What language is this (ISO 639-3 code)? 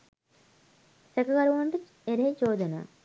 sin